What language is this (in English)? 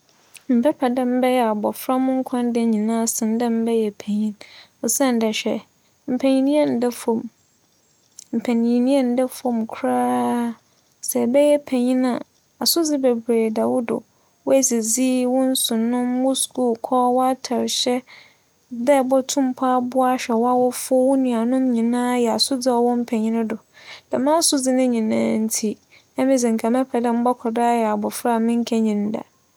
Akan